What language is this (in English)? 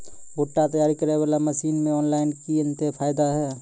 Maithili